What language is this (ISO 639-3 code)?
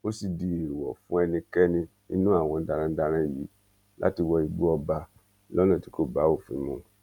yor